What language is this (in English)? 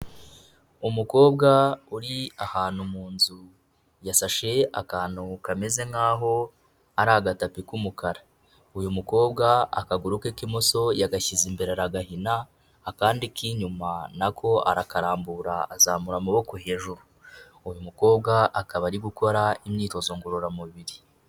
Kinyarwanda